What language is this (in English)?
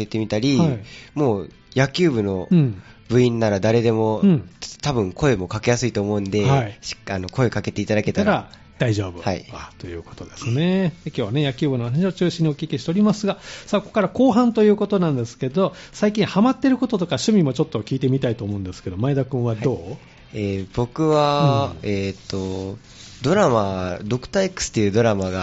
Japanese